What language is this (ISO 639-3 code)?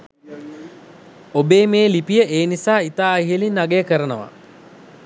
sin